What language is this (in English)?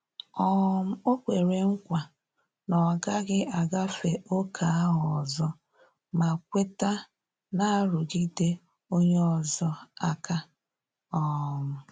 Igbo